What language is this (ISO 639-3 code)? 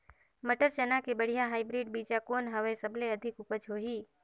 hne